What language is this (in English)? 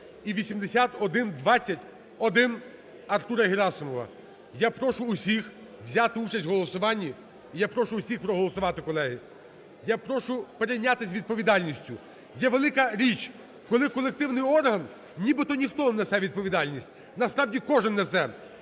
Ukrainian